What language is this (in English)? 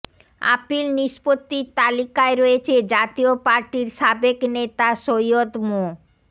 Bangla